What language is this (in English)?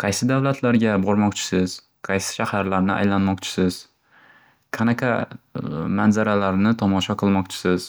Uzbek